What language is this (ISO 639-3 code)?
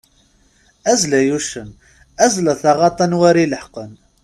kab